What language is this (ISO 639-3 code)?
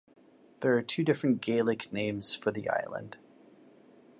eng